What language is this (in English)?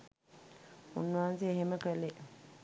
Sinhala